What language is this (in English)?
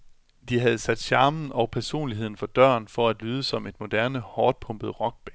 Danish